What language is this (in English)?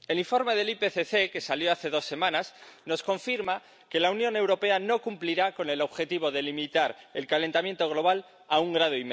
Spanish